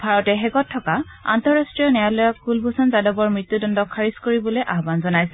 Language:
Assamese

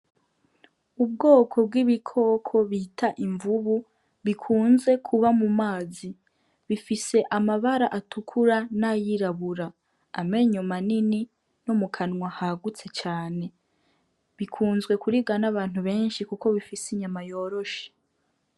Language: Rundi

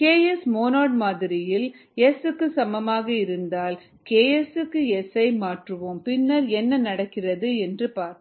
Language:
Tamil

